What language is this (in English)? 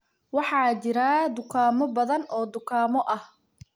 Somali